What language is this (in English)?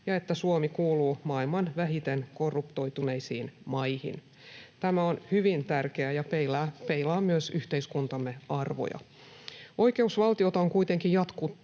Finnish